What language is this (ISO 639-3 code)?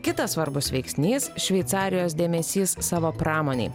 lit